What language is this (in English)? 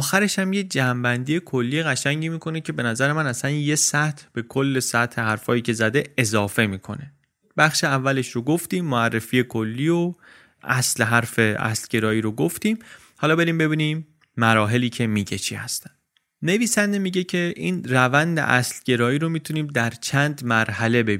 Persian